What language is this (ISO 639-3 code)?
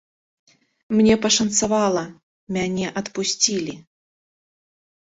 bel